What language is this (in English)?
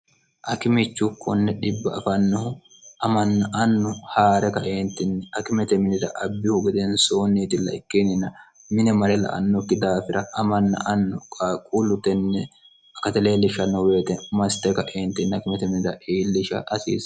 Sidamo